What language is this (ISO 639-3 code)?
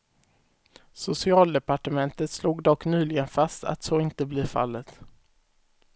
swe